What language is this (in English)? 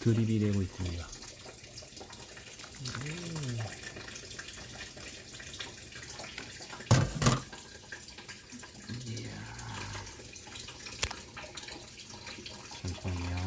Korean